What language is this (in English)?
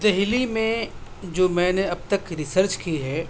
Urdu